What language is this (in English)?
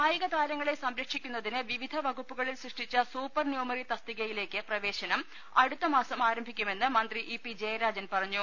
Malayalam